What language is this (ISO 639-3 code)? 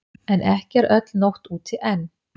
isl